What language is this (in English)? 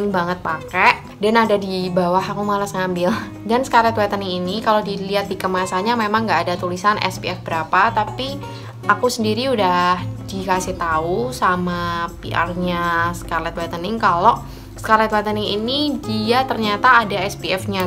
Indonesian